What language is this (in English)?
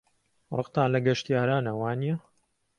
Central Kurdish